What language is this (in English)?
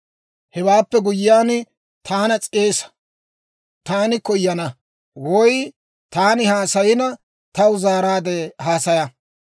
Dawro